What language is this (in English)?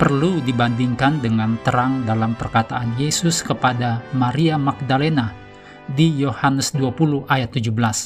Indonesian